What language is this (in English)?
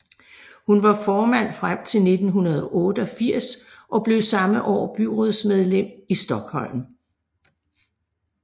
Danish